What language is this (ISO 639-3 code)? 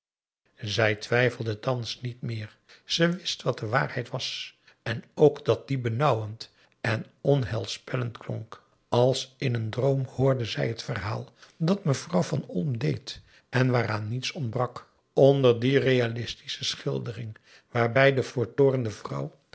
nld